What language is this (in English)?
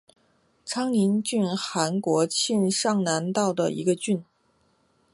Chinese